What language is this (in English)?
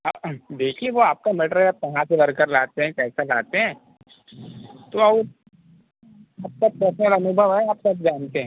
Hindi